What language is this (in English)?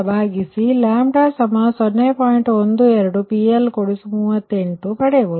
Kannada